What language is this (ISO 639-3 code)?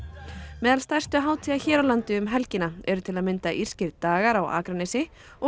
isl